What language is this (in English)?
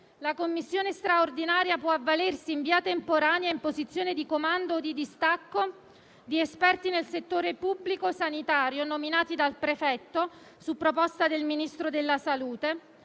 Italian